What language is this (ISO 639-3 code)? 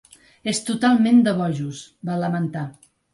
cat